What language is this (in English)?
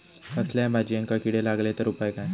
Marathi